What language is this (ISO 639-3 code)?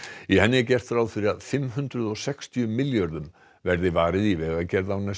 isl